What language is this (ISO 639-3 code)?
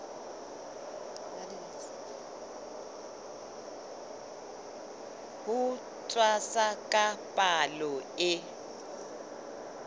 sot